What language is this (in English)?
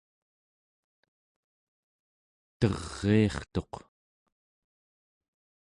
Central Yupik